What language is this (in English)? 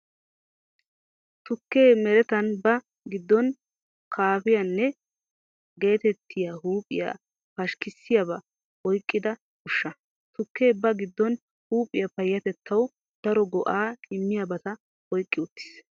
Wolaytta